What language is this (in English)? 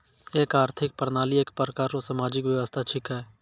Maithili